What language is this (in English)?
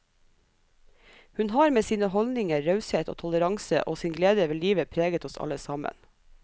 Norwegian